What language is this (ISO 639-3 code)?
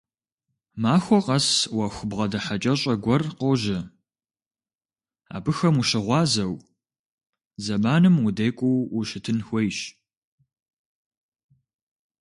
kbd